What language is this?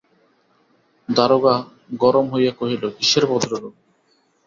Bangla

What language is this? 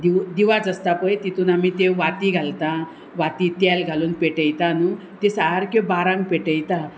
Konkani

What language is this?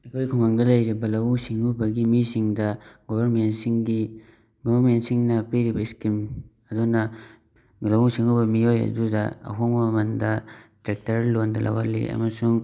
Manipuri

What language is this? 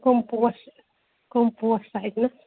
Kashmiri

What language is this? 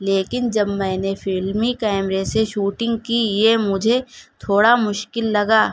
Urdu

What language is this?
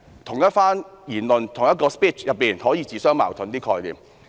Cantonese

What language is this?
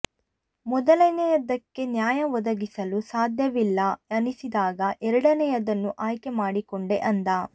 Kannada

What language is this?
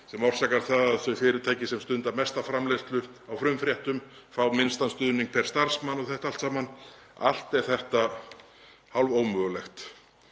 Icelandic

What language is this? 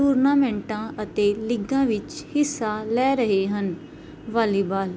Punjabi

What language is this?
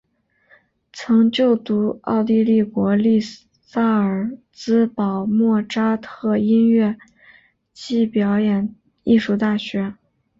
Chinese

